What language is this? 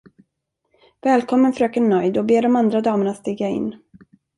Swedish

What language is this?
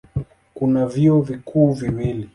Swahili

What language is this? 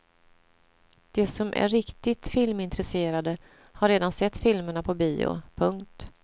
Swedish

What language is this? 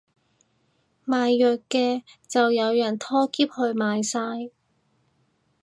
Cantonese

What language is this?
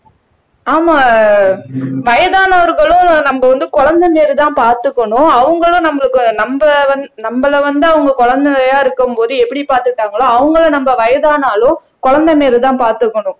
Tamil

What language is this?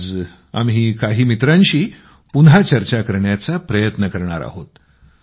Marathi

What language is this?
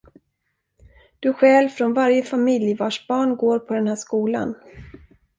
Swedish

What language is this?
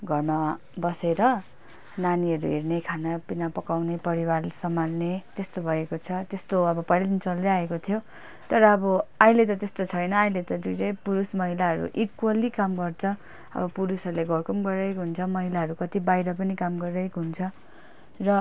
Nepali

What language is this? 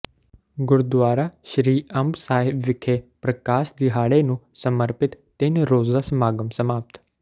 Punjabi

